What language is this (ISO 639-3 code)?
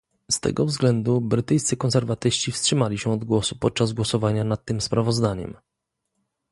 pol